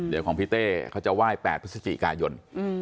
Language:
Thai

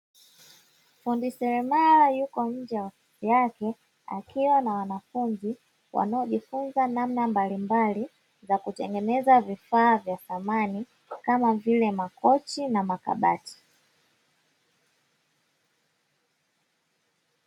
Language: Swahili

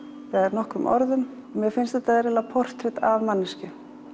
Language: Icelandic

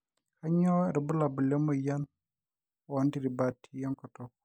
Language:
Masai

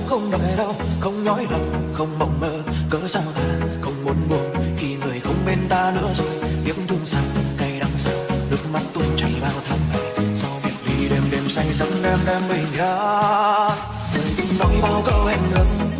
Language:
Vietnamese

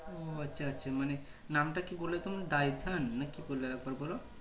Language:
Bangla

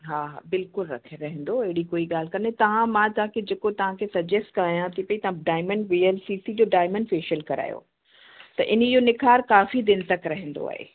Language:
Sindhi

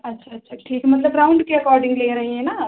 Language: Hindi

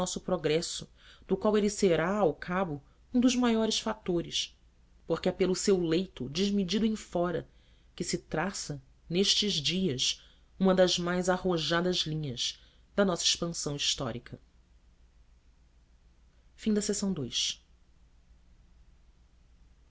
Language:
Portuguese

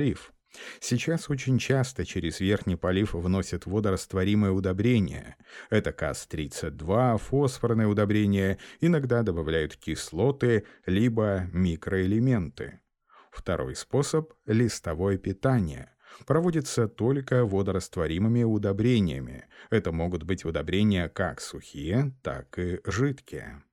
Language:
Russian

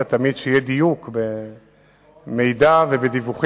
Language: Hebrew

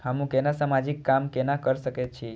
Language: Maithili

